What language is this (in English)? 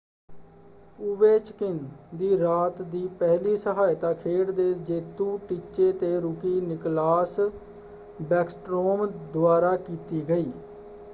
Punjabi